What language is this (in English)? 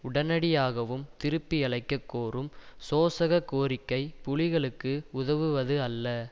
Tamil